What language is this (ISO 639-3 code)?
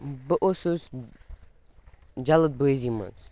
kas